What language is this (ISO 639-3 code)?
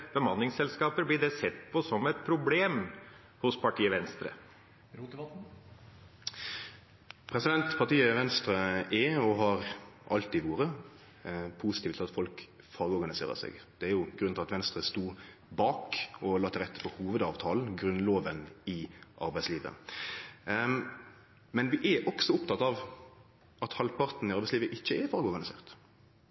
nor